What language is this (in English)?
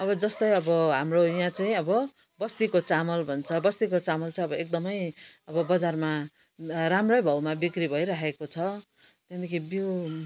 Nepali